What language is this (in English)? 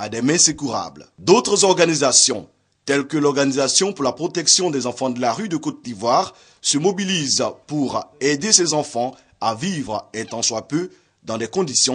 French